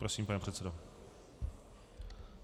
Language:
Czech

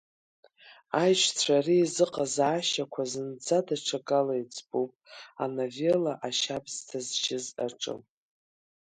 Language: Abkhazian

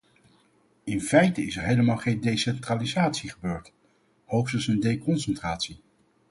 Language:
Dutch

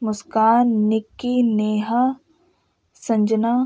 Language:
Urdu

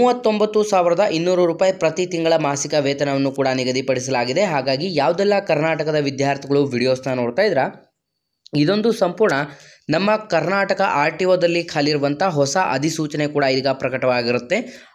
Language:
Kannada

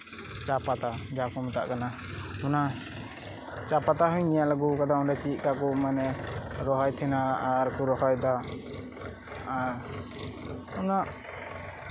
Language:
Santali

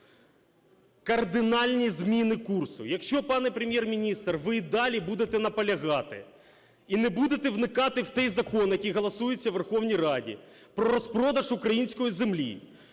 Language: Ukrainian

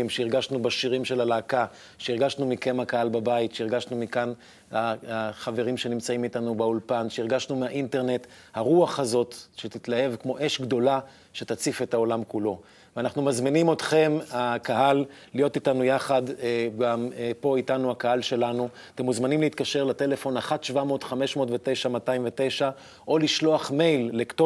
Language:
Hebrew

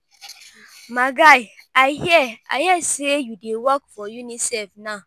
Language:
Nigerian Pidgin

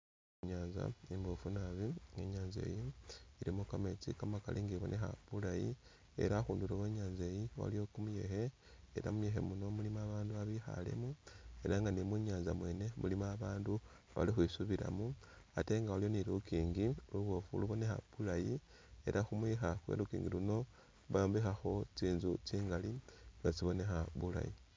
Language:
Masaaba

